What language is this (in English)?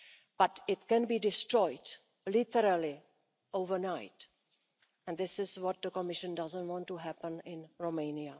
English